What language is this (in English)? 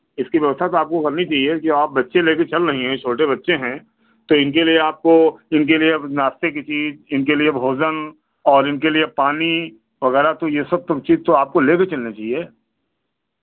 Hindi